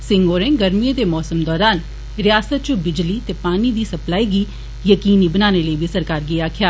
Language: Dogri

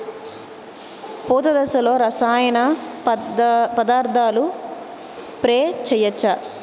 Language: Telugu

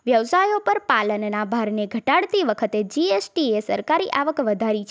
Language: Gujarati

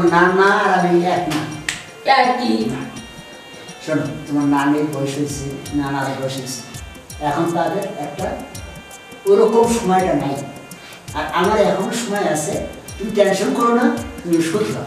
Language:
Bangla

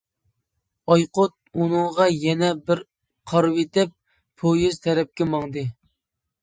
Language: Uyghur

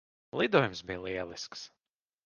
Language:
Latvian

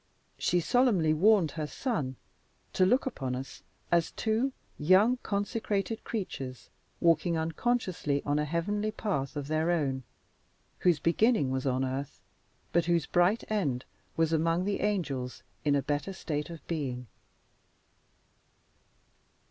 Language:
English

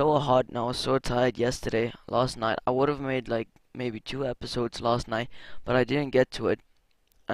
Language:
English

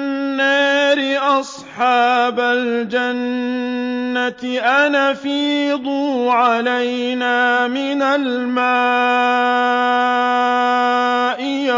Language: Arabic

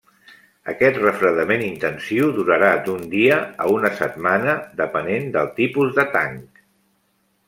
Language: Catalan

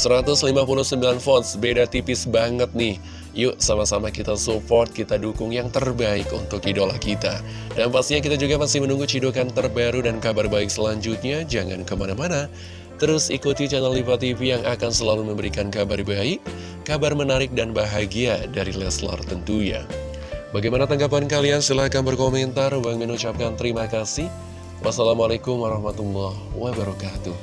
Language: Indonesian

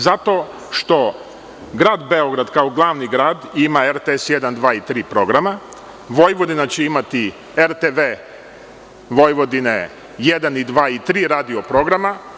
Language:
Serbian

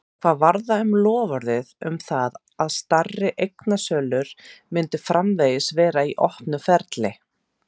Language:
Icelandic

